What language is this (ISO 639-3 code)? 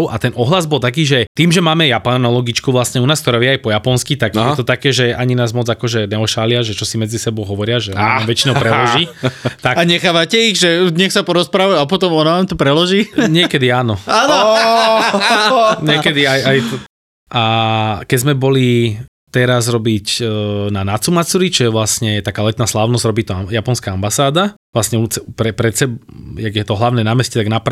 slk